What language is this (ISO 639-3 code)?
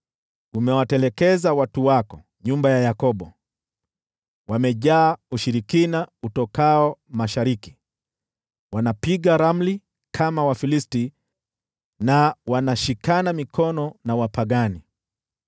swa